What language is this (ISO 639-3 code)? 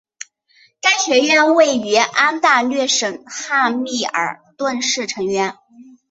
zho